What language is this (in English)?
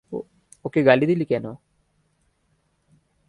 Bangla